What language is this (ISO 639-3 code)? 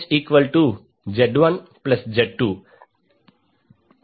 tel